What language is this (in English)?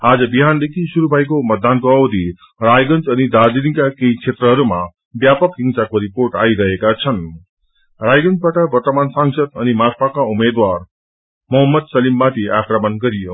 Nepali